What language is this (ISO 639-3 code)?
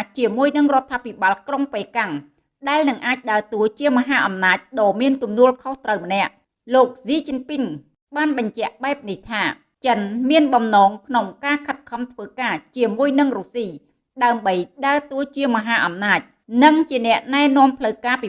vie